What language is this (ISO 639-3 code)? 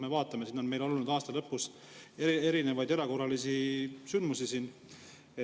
est